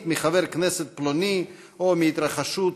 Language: Hebrew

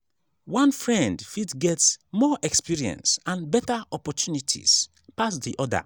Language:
Nigerian Pidgin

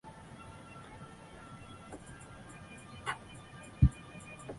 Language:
Chinese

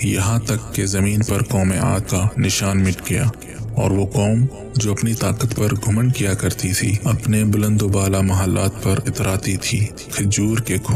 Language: Urdu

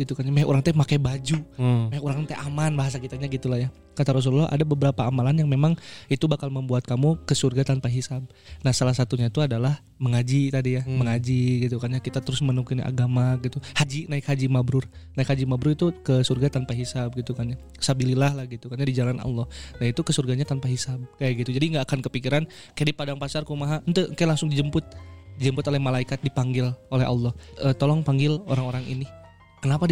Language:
Indonesian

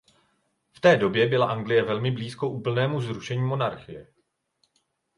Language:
Czech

